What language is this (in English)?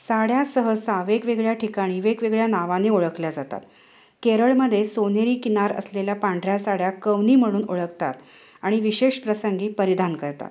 Marathi